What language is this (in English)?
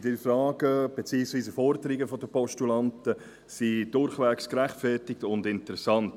Swiss German